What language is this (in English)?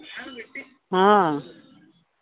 Santali